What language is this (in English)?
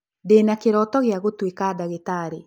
Kikuyu